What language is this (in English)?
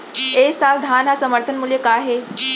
Chhattisgarhi